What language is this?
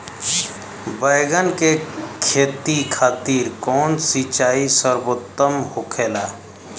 Bhojpuri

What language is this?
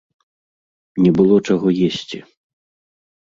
Belarusian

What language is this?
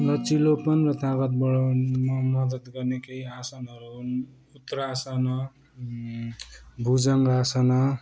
Nepali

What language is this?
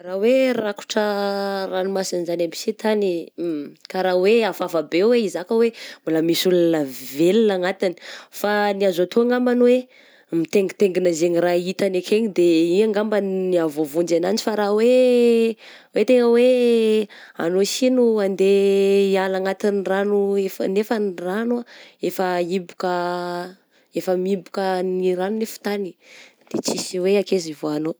Southern Betsimisaraka Malagasy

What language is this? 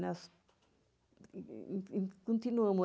Portuguese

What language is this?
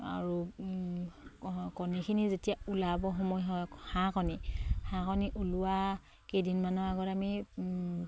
Assamese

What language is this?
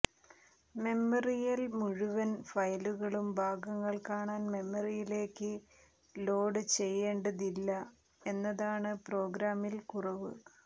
Malayalam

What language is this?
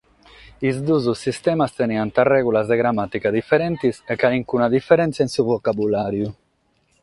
Sardinian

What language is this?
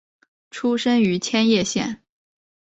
Chinese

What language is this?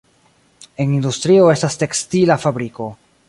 Esperanto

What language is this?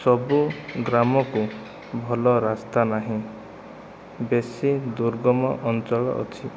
Odia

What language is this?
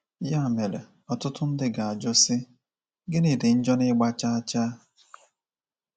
Igbo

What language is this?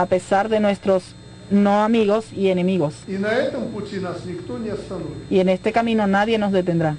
Spanish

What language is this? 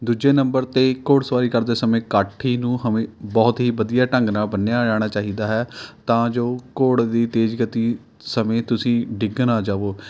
Punjabi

